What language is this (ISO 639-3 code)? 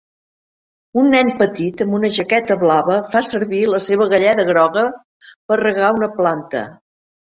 cat